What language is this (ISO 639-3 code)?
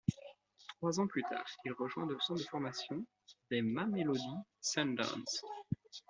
fra